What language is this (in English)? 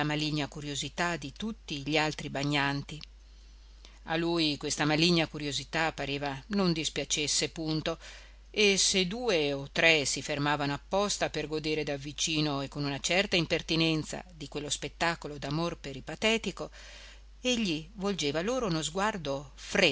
Italian